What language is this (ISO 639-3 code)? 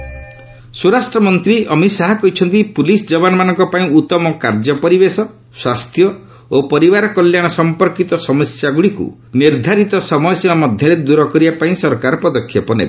ori